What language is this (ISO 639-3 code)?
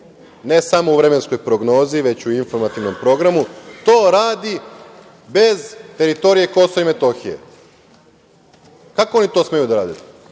srp